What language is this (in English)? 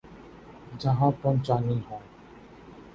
Urdu